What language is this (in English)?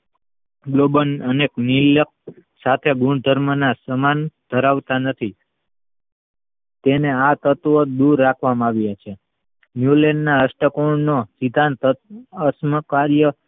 Gujarati